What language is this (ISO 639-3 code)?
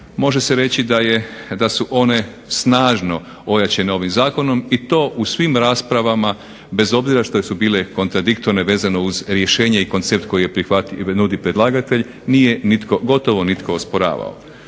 hrv